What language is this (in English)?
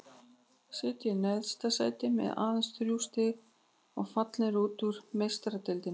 Icelandic